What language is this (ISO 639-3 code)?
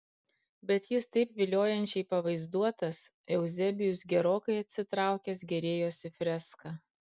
lit